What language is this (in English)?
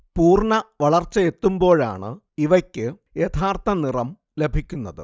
Malayalam